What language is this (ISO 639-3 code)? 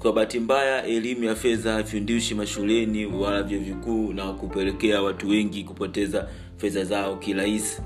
swa